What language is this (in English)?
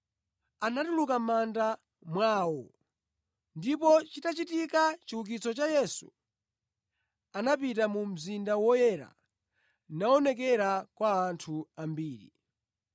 Nyanja